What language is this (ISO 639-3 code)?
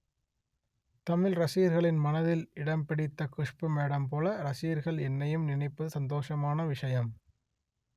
tam